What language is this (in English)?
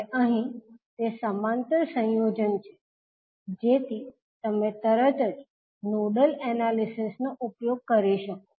Gujarati